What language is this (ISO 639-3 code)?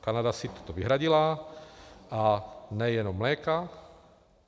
ces